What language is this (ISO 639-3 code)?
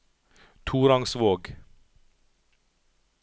nor